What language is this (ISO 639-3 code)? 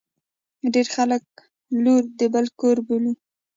pus